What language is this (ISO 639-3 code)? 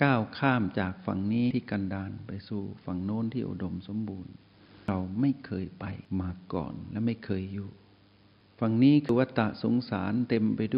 tha